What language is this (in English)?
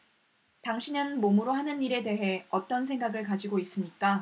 Korean